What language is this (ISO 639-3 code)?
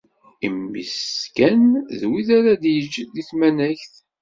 kab